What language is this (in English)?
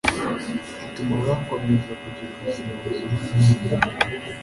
Kinyarwanda